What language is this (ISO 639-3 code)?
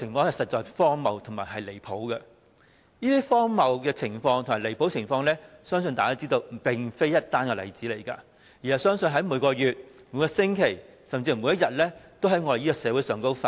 yue